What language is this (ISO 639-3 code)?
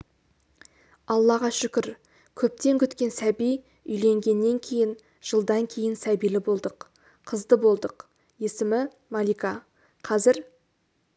kaz